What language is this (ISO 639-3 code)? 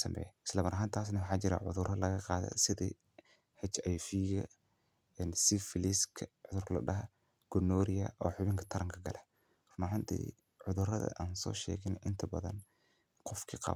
som